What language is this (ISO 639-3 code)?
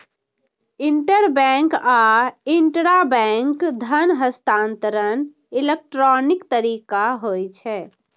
mai